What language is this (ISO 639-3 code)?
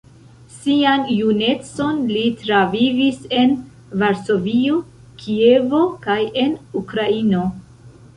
epo